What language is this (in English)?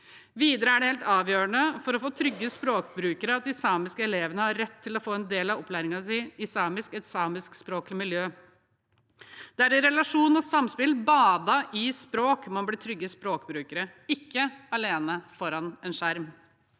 Norwegian